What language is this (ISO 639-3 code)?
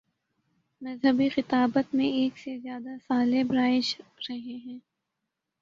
urd